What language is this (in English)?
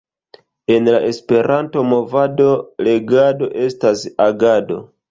Esperanto